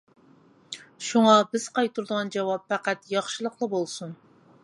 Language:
Uyghur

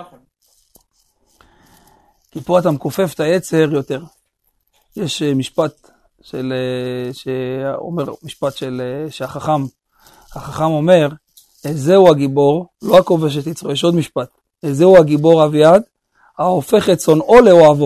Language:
Hebrew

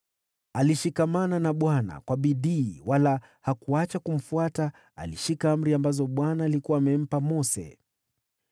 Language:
Swahili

